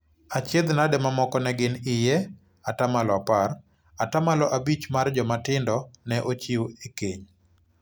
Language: Luo (Kenya and Tanzania)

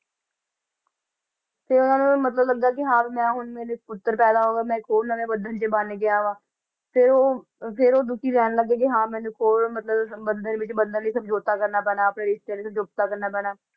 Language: Punjabi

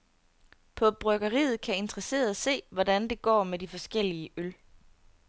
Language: Danish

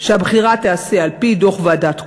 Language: Hebrew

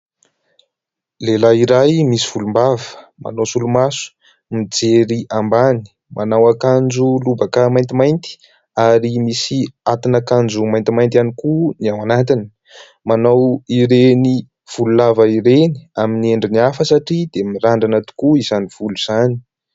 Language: Malagasy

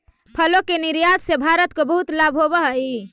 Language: Magahi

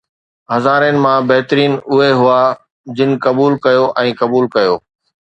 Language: Sindhi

